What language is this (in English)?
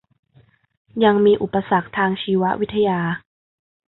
Thai